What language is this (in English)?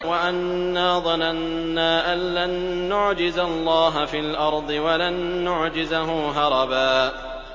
Arabic